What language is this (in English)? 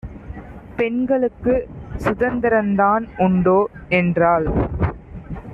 Tamil